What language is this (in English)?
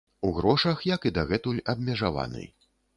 Belarusian